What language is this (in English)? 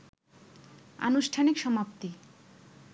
Bangla